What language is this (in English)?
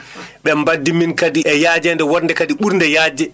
Fula